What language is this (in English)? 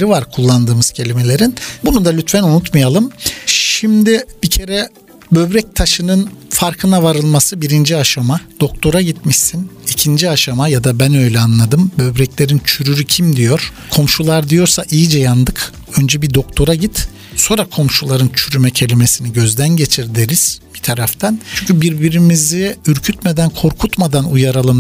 Turkish